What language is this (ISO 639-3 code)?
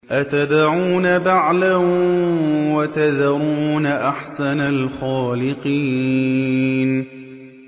ara